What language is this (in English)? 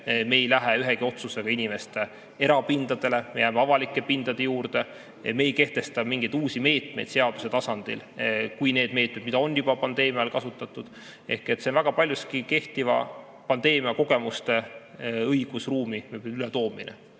Estonian